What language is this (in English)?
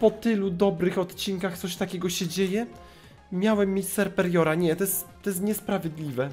Polish